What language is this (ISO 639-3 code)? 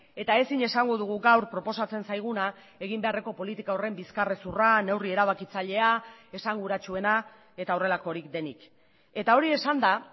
eus